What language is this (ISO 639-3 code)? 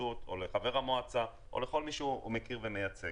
heb